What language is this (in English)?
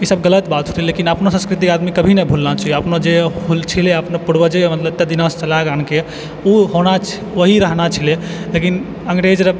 Maithili